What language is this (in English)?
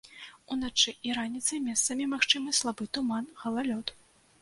Belarusian